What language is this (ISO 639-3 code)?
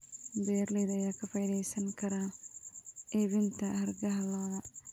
som